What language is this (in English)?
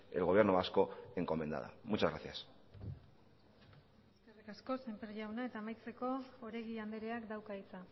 Basque